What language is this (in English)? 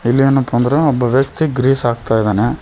Kannada